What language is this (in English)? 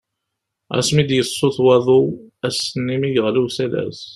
Kabyle